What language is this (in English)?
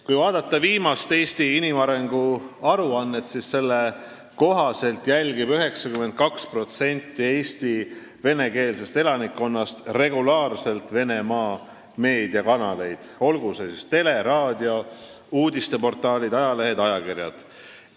Estonian